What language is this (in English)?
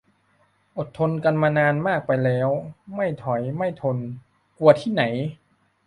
Thai